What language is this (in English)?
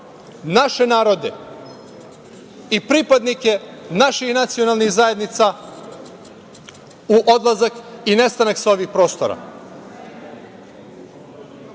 Serbian